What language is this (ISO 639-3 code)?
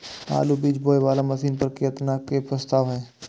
mai